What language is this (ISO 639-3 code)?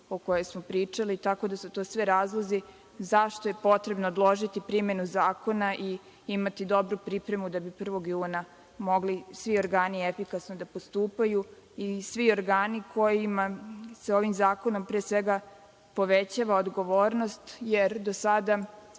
srp